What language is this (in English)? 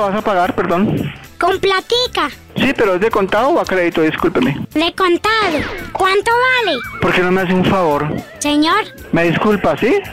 Spanish